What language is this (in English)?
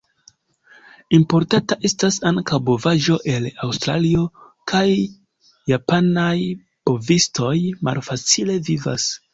Esperanto